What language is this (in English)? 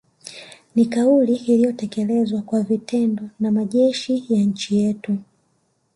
Swahili